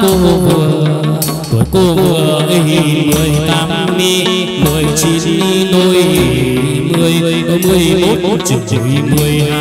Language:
Vietnamese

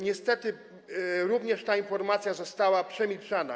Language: Polish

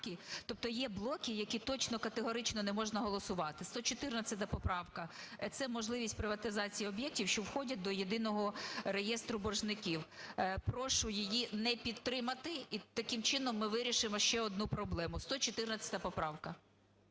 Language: Ukrainian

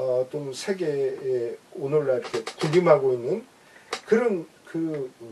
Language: Korean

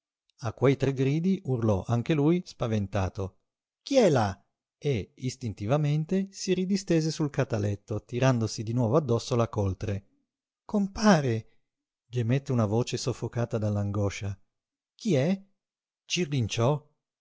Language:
Italian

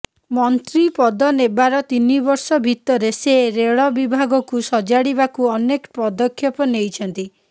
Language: Odia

